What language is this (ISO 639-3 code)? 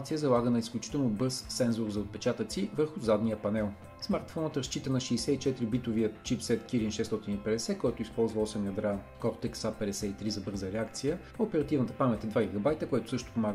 bul